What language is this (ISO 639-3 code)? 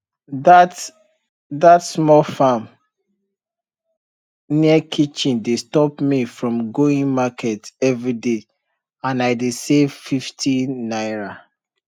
pcm